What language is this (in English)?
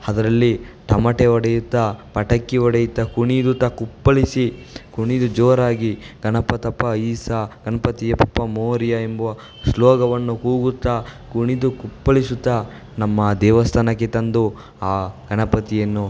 Kannada